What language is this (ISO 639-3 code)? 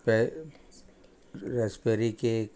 kok